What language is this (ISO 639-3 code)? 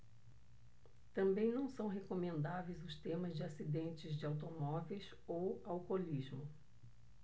por